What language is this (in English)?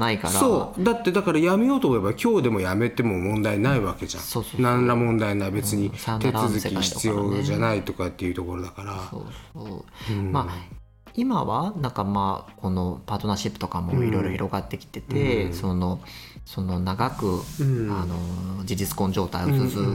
Japanese